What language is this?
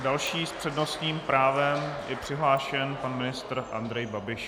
Czech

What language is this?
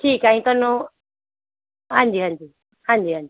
Punjabi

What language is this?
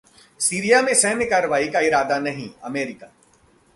Hindi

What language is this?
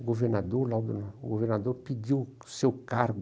Portuguese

